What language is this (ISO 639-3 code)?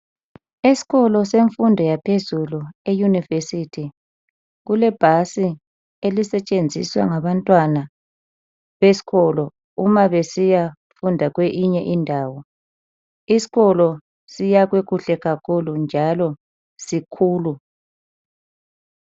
nde